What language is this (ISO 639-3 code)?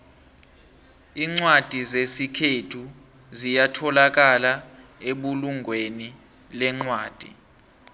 nbl